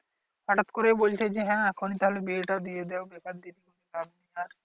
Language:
Bangla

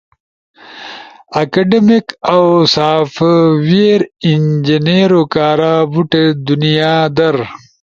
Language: Ushojo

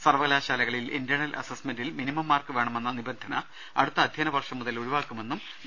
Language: Malayalam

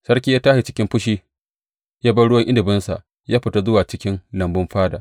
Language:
Hausa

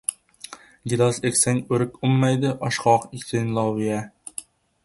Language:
Uzbek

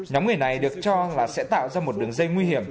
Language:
Vietnamese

